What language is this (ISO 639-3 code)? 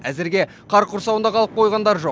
kaz